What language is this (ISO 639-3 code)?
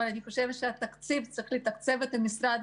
heb